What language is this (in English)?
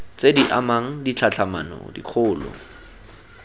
Tswana